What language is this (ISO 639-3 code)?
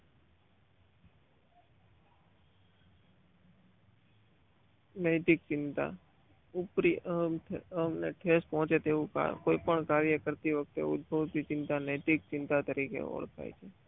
guj